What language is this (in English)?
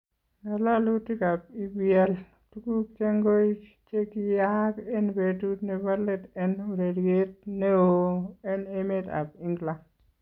Kalenjin